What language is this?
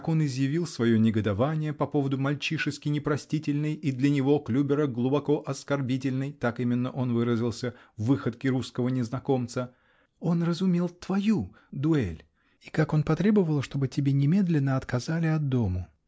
Russian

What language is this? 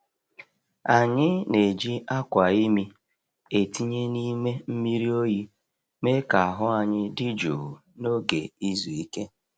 Igbo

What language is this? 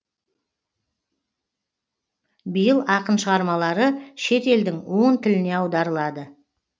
Kazakh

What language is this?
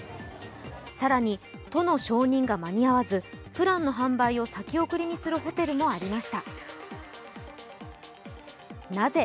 Japanese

